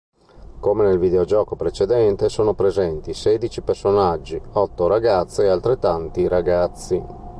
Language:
Italian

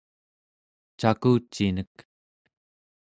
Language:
Central Yupik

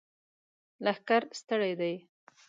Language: Pashto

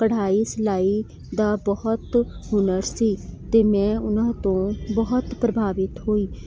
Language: Punjabi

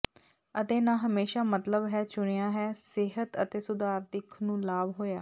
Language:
Punjabi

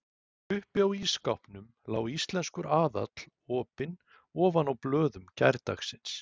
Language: Icelandic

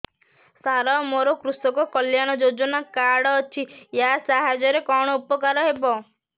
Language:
Odia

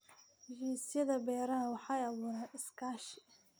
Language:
Somali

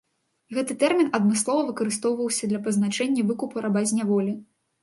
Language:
Belarusian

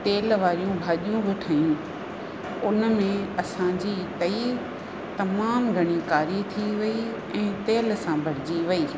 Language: Sindhi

